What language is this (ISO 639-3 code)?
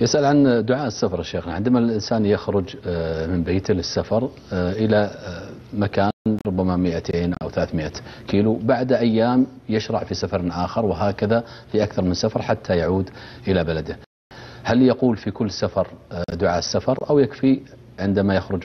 ara